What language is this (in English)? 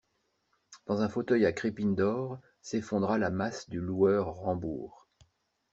French